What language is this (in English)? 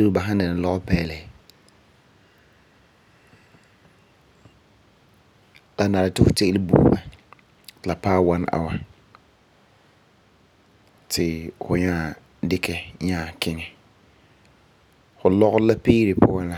Frafra